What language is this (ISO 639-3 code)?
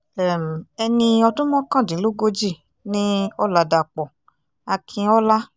yor